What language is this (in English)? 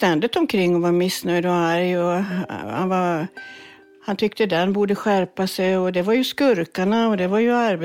Swedish